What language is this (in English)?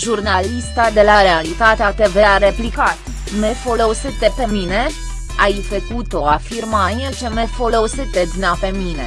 Romanian